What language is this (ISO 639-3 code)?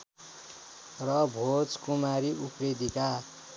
nep